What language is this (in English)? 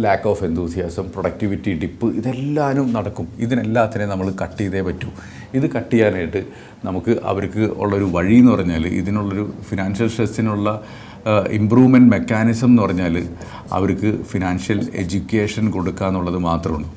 Malayalam